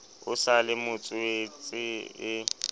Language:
Southern Sotho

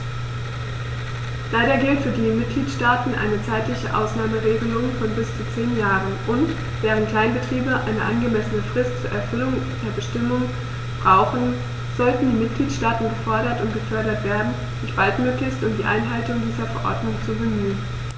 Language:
German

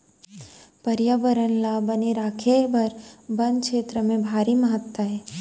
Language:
Chhattisgarhi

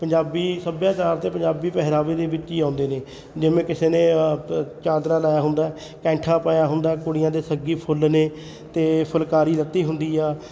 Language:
Punjabi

